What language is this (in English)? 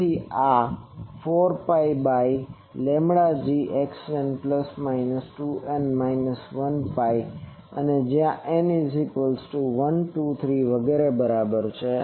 Gujarati